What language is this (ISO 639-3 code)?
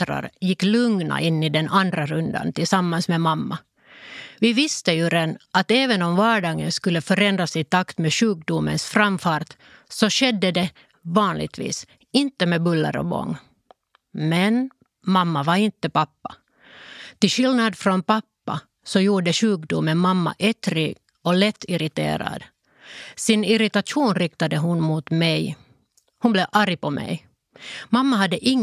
swe